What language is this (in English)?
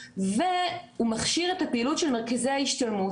Hebrew